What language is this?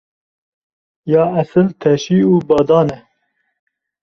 Kurdish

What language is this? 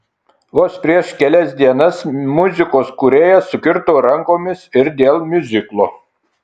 Lithuanian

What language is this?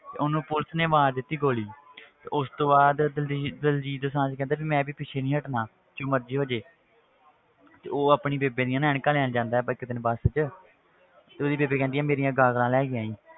Punjabi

